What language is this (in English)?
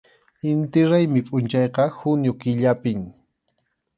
Arequipa-La Unión Quechua